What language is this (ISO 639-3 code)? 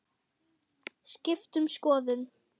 isl